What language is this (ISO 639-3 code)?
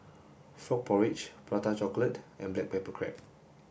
eng